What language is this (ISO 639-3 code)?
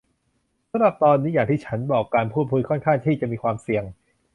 tha